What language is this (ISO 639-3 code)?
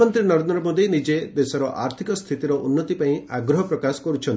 ori